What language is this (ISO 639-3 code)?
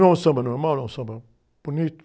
por